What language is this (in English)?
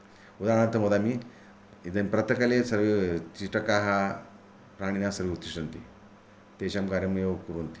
Sanskrit